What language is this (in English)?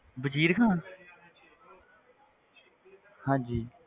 Punjabi